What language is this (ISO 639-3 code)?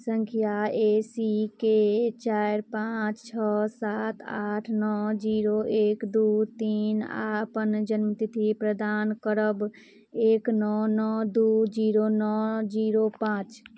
mai